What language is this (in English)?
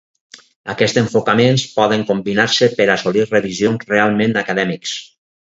Catalan